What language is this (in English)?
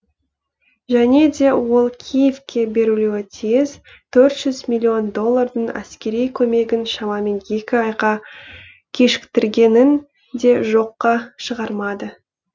Kazakh